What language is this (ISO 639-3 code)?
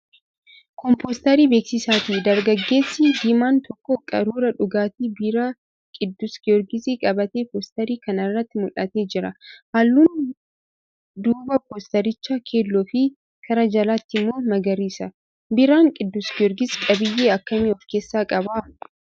orm